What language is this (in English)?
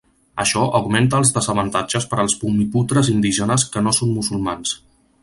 Catalan